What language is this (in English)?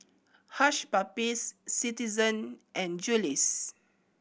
English